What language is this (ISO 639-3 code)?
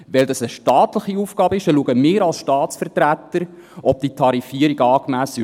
gsw